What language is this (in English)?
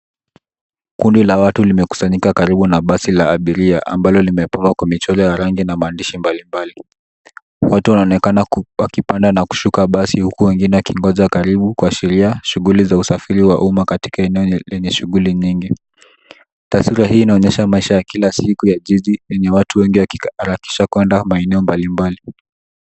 Swahili